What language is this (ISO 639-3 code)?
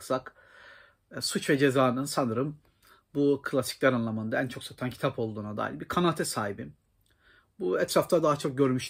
tur